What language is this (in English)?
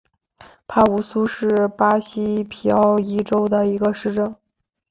Chinese